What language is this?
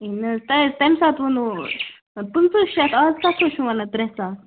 Kashmiri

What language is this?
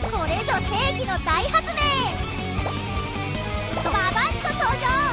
Japanese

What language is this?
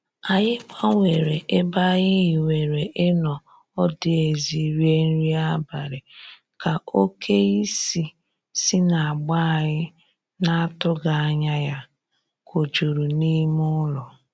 Igbo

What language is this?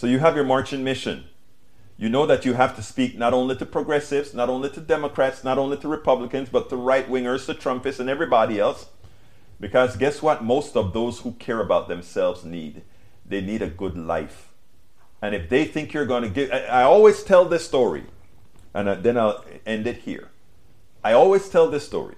English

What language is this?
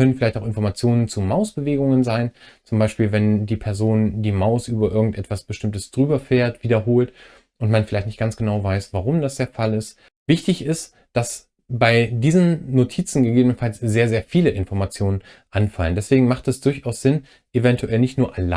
German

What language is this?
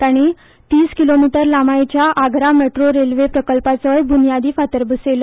Konkani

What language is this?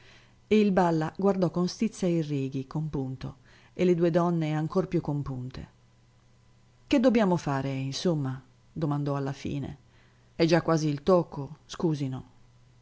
Italian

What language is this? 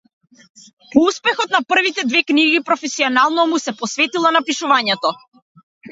Macedonian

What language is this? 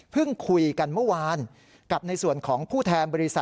Thai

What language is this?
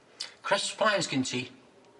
Welsh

